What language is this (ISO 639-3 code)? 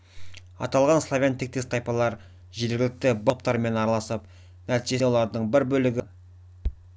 kaz